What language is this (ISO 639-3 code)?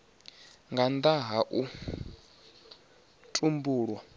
ven